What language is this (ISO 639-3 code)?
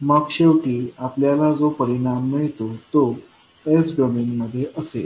mar